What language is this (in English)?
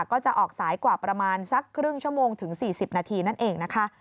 Thai